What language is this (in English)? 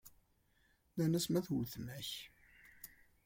Kabyle